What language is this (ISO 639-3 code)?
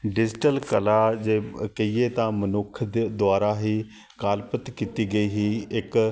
pan